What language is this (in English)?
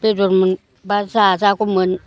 Bodo